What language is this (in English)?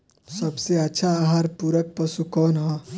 Bhojpuri